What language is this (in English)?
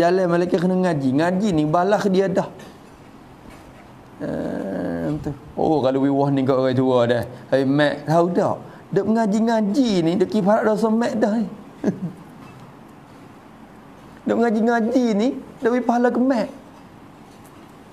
Malay